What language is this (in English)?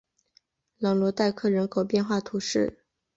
Chinese